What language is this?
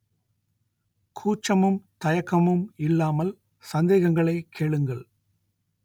Tamil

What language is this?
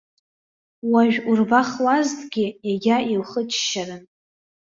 Abkhazian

